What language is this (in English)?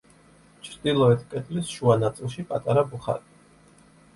Georgian